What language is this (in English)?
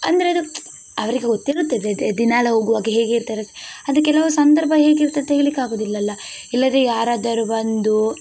Kannada